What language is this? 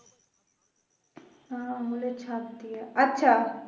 Bangla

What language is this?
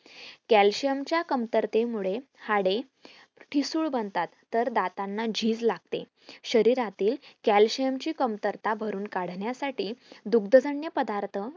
Marathi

